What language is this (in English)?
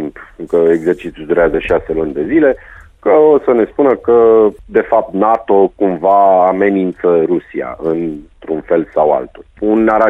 Romanian